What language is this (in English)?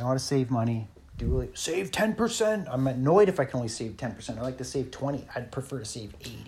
English